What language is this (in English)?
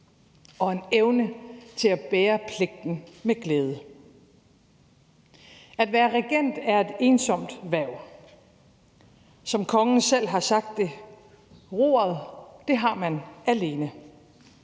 Danish